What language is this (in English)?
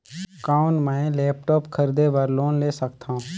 Chhattisgarhi